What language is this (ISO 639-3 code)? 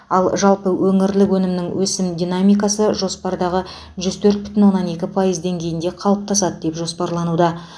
kaz